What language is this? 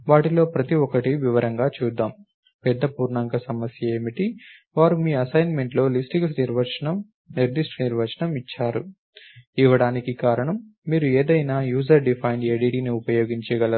Telugu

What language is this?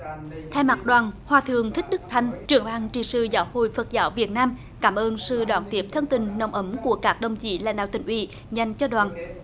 Vietnamese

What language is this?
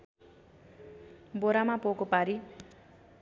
Nepali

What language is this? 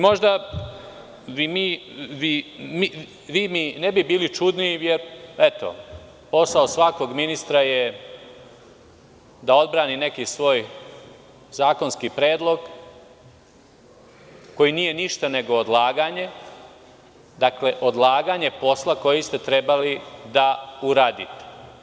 Serbian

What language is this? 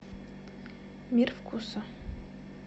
Russian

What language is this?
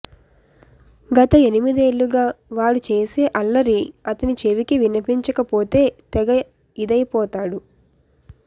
Telugu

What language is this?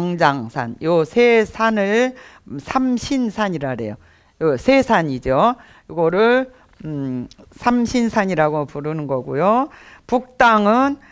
Korean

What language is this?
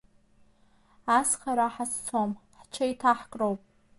Abkhazian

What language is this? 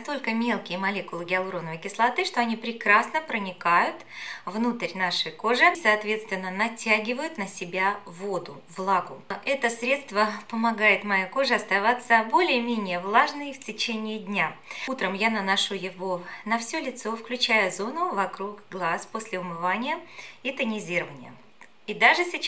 Russian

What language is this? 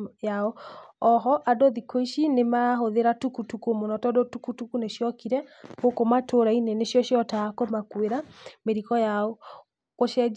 Kikuyu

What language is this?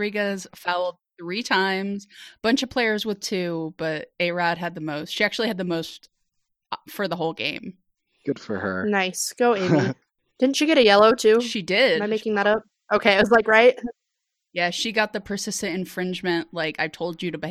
English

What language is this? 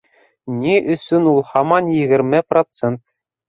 Bashkir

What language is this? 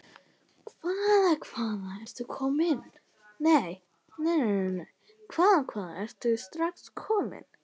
Icelandic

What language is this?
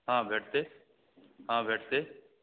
Maithili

